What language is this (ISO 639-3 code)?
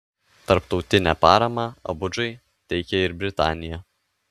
lit